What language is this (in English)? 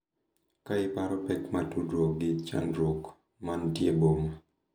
Luo (Kenya and Tanzania)